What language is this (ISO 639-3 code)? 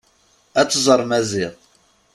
kab